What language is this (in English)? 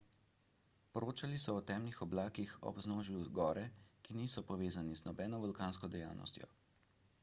Slovenian